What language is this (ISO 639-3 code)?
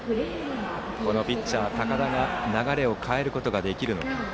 jpn